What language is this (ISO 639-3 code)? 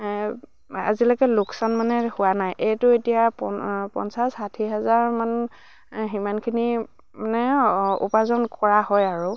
asm